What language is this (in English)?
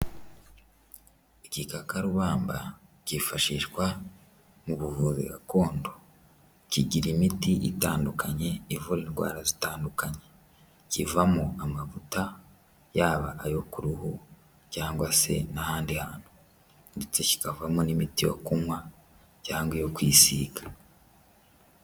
Kinyarwanda